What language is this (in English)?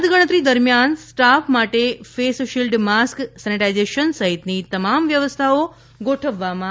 Gujarati